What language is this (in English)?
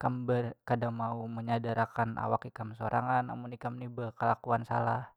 Banjar